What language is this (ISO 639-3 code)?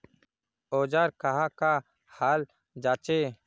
mag